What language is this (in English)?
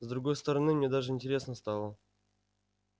Russian